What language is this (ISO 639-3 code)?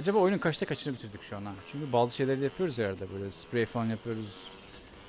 tur